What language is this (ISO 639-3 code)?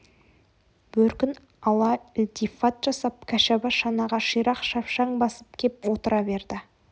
kaz